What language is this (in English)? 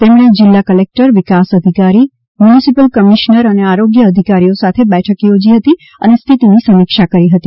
Gujarati